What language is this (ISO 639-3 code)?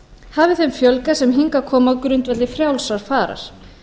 isl